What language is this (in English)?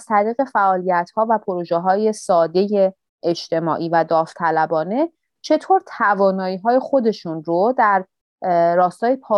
Persian